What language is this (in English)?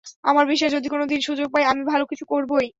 Bangla